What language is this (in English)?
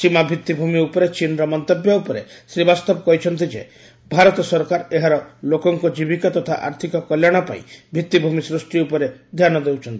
Odia